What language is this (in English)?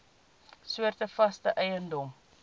Afrikaans